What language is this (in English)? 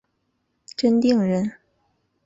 Chinese